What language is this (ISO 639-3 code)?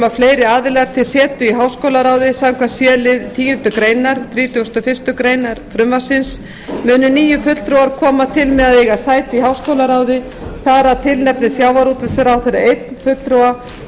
isl